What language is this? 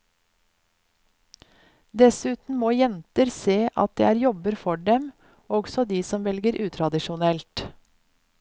Norwegian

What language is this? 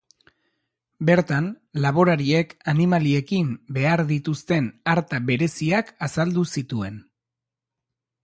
Basque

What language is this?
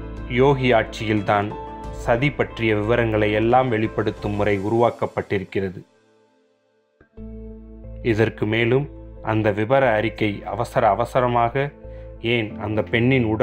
Hindi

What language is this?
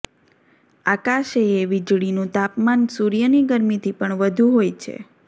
Gujarati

